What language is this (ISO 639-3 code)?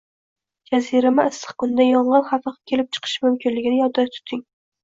uzb